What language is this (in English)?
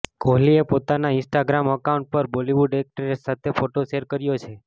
Gujarati